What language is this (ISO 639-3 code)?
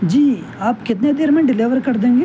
urd